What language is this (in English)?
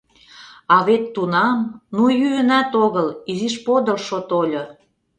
Mari